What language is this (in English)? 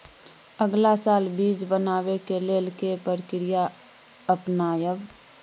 Maithili